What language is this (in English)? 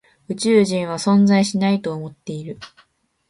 Japanese